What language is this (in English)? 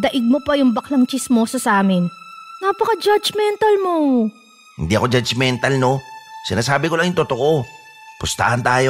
Filipino